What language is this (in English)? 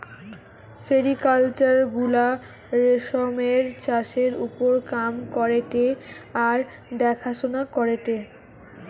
Bangla